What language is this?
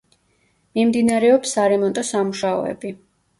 Georgian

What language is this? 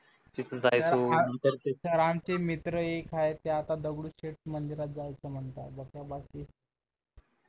Marathi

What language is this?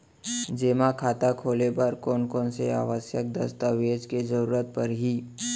Chhattisgarhi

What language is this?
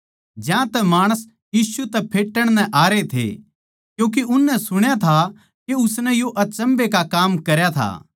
Haryanvi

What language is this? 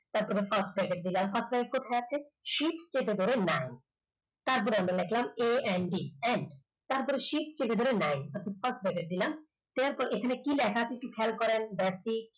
Bangla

